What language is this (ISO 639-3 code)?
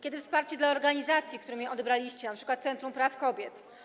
pol